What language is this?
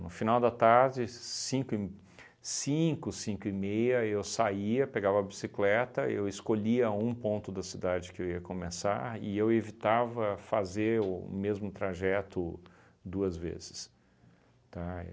Portuguese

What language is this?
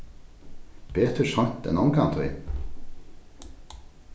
Faroese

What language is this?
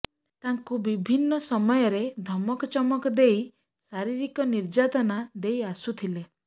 Odia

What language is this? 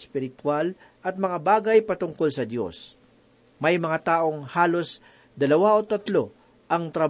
Filipino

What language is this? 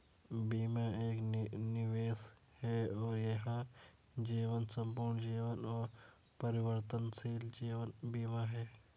Hindi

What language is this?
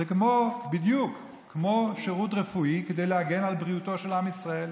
Hebrew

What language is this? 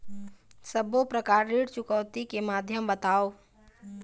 Chhattisgarhi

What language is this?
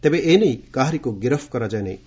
Odia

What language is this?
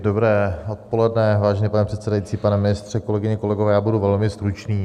Czech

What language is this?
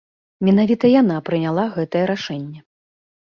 Belarusian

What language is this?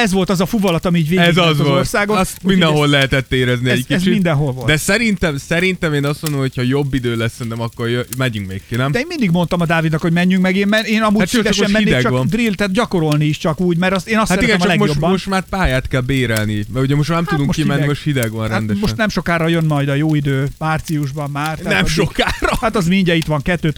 Hungarian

